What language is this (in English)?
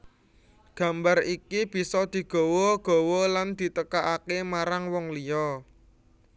Javanese